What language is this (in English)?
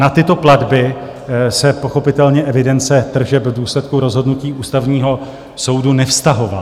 Czech